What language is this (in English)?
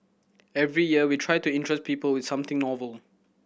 English